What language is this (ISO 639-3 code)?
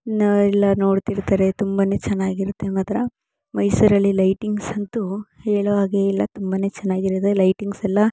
kan